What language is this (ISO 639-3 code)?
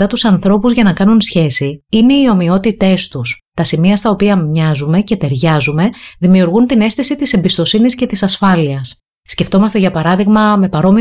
ell